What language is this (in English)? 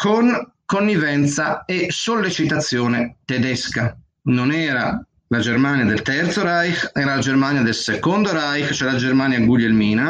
Italian